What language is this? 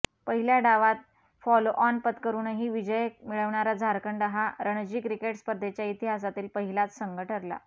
Marathi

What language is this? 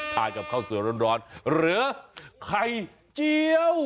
Thai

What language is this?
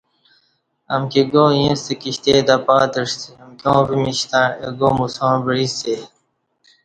Kati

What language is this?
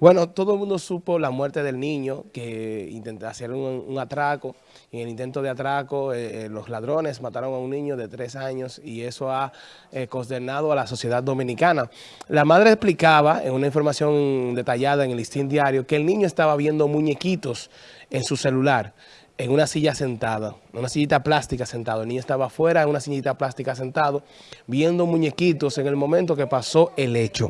Spanish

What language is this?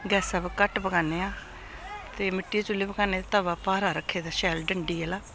Dogri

